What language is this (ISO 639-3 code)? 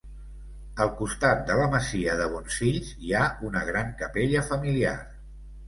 cat